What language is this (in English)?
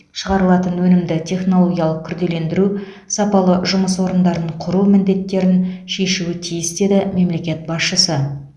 Kazakh